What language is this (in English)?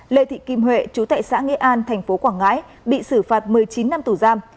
Vietnamese